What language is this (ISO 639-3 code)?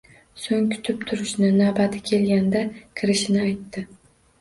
uzb